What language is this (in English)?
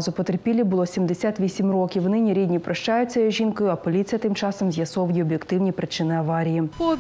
Ukrainian